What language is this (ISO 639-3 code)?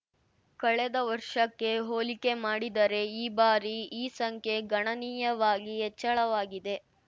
kan